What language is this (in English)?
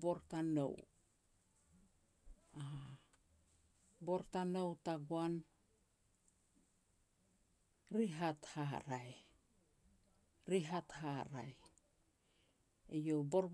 Petats